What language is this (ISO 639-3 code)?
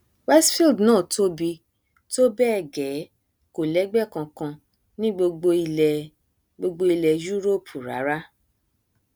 yor